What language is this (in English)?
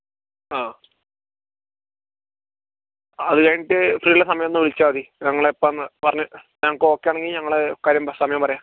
Malayalam